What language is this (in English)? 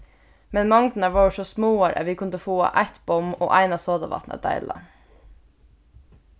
Faroese